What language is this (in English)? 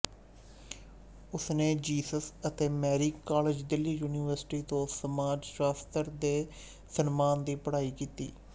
Punjabi